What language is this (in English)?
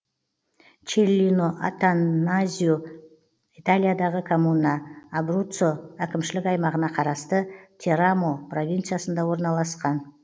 Kazakh